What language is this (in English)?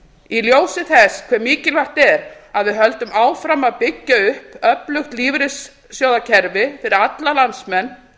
Icelandic